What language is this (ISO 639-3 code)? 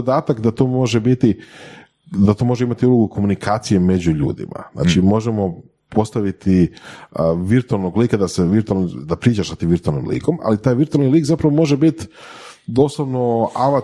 hrv